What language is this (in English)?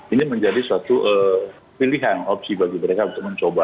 Indonesian